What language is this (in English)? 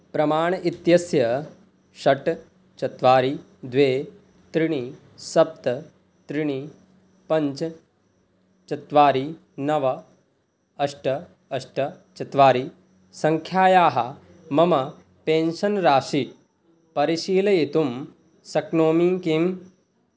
Sanskrit